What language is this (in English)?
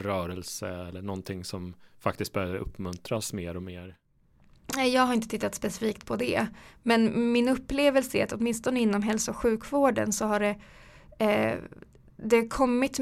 Swedish